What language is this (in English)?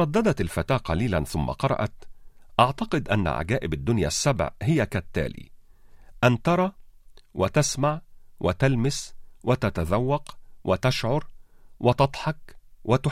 Arabic